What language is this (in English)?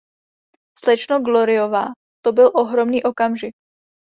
Czech